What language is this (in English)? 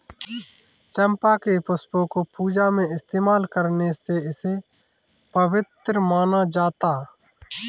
Hindi